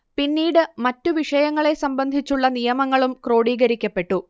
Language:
Malayalam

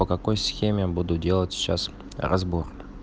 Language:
Russian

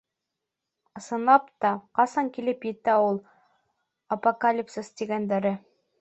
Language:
Bashkir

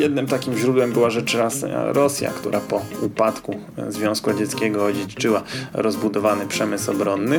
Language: Polish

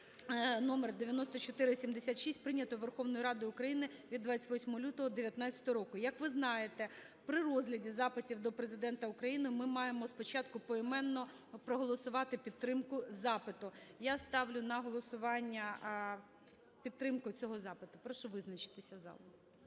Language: Ukrainian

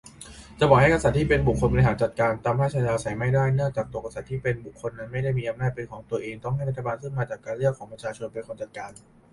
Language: Thai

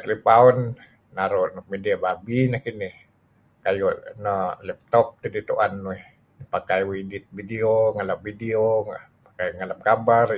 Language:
Kelabit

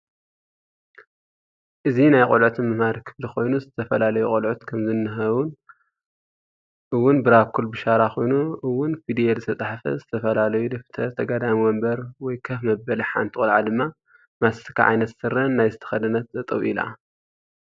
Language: Tigrinya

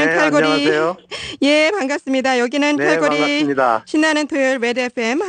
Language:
Korean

